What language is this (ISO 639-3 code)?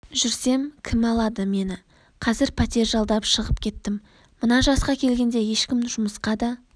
kaz